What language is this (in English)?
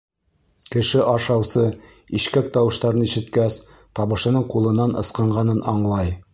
Bashkir